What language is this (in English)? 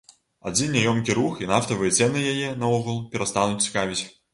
Belarusian